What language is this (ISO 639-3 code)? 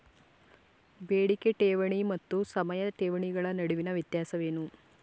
kan